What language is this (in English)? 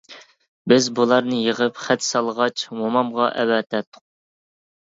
Uyghur